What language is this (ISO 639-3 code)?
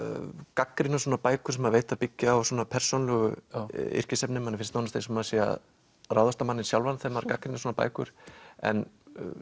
isl